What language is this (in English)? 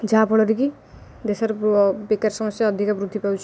Odia